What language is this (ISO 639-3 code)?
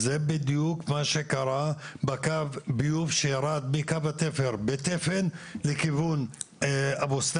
heb